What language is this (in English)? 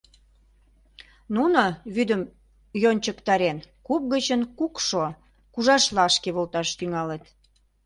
Mari